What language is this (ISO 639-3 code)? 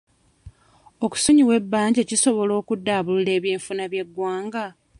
lug